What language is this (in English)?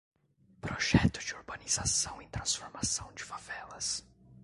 Portuguese